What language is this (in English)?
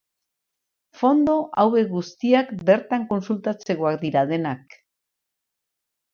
Basque